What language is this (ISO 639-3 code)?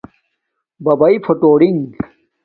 dmk